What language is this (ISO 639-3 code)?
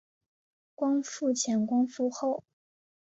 zho